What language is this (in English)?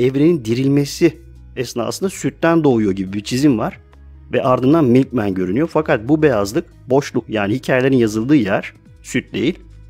Turkish